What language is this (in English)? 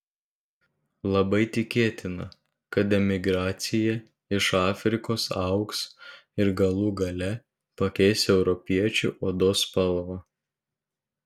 Lithuanian